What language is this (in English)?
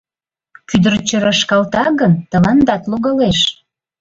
Mari